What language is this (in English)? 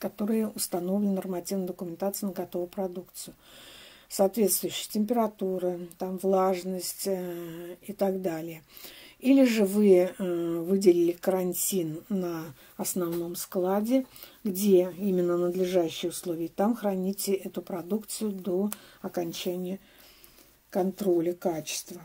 Russian